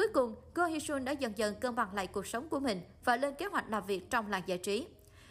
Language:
Vietnamese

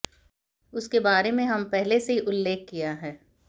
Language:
Hindi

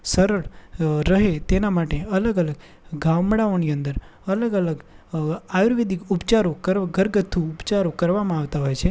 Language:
Gujarati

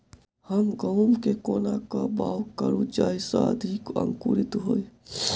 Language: Maithili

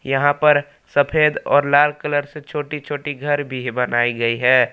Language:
Hindi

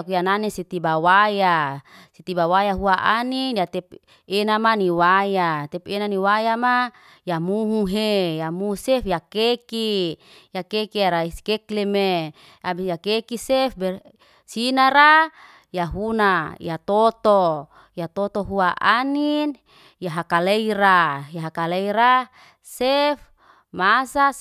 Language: Liana-Seti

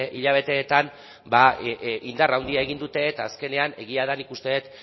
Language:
Basque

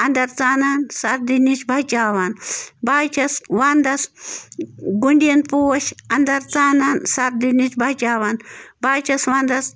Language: Kashmiri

